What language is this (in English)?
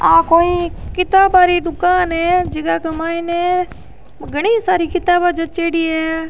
Rajasthani